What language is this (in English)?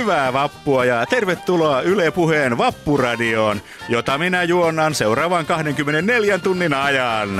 Finnish